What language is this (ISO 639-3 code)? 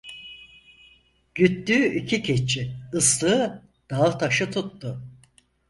tur